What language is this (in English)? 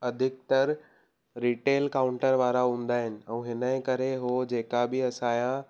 Sindhi